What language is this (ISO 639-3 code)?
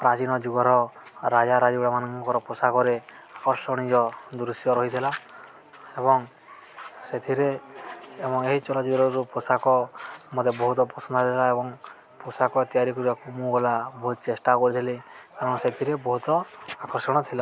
ori